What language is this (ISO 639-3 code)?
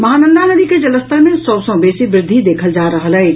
mai